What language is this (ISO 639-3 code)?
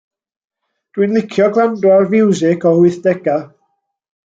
cym